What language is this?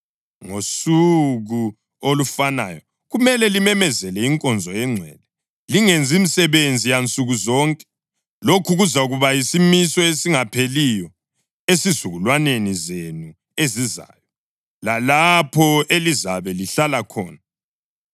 North Ndebele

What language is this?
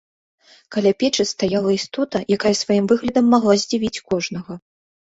Belarusian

